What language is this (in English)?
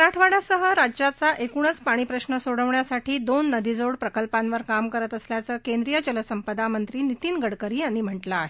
Marathi